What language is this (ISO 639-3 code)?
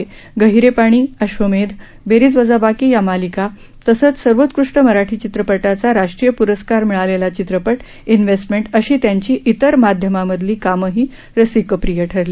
mar